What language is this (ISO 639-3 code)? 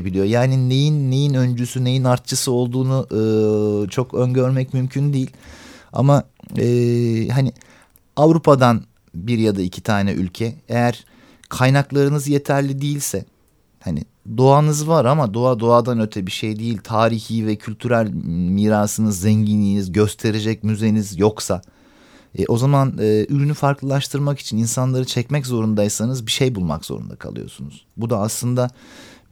tur